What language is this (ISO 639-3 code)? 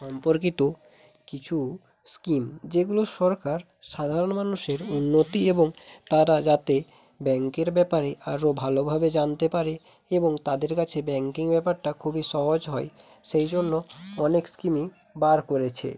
ben